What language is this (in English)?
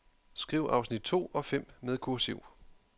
Danish